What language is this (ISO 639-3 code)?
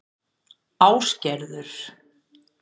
isl